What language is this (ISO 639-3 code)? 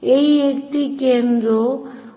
ben